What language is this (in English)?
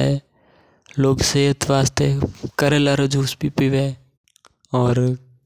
Mewari